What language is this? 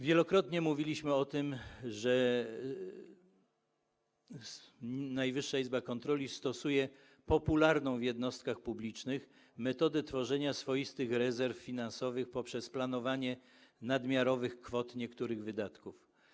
Polish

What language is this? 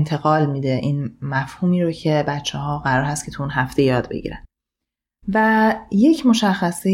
Persian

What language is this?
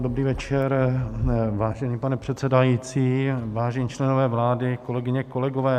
Czech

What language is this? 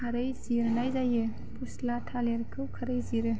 Bodo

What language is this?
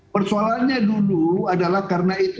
Indonesian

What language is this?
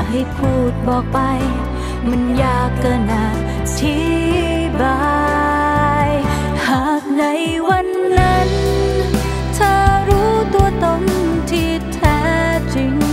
Thai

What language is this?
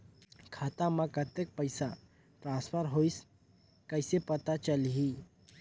Chhattisgarhi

